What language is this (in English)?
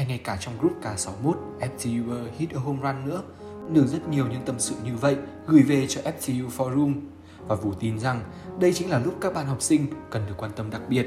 Vietnamese